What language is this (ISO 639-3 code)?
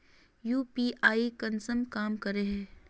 mag